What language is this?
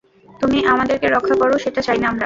Bangla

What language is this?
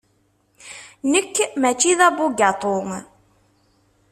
Kabyle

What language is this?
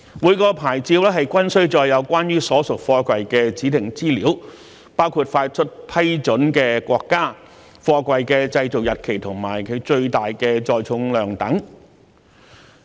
Cantonese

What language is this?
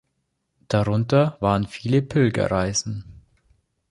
German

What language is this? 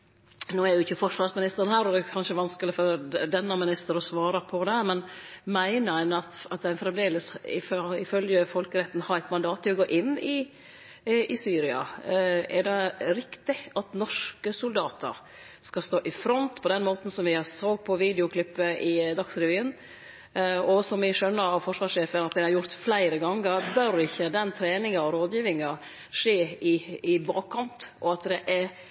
Norwegian Nynorsk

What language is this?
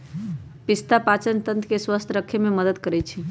Magahi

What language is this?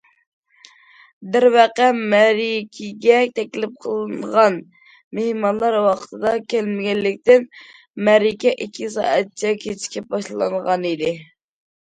Uyghur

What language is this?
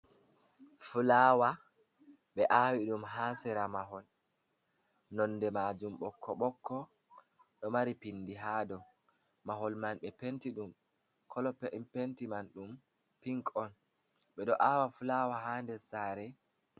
Fula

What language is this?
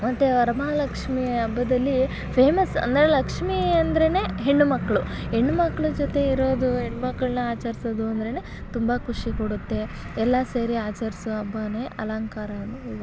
Kannada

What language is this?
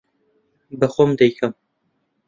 Central Kurdish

